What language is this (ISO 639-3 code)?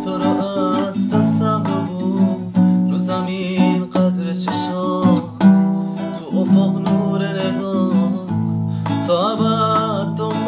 fas